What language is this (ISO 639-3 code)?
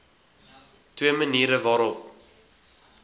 afr